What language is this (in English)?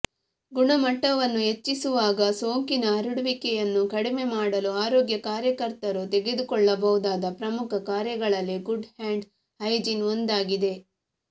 Kannada